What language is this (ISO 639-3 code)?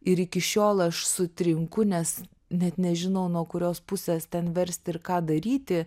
lit